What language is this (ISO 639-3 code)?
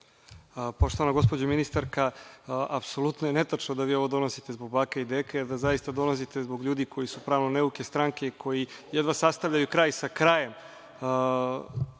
srp